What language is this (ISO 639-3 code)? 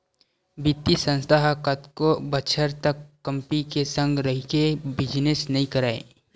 hne